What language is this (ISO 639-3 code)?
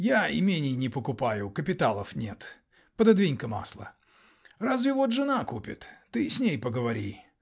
rus